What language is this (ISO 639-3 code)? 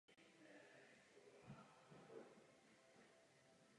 ces